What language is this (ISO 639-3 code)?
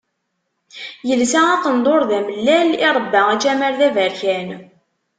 kab